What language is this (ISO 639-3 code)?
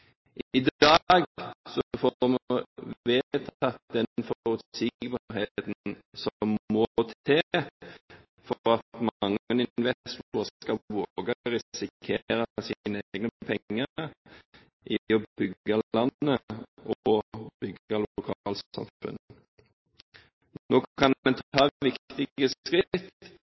nob